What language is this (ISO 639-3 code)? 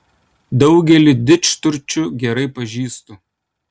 lit